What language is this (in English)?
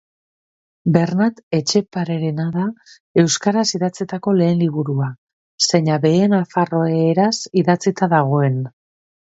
Basque